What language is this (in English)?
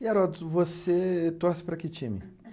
Portuguese